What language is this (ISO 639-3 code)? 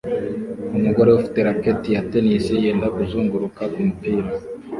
kin